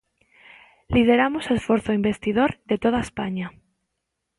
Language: Galician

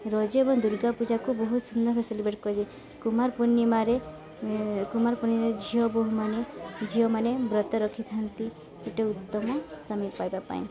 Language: Odia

